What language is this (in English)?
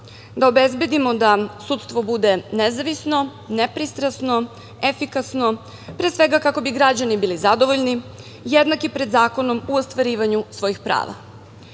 Serbian